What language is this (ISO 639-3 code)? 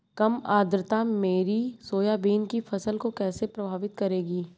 hin